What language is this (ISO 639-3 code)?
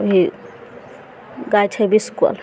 mai